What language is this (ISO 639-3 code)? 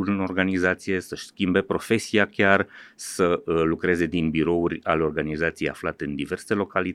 ron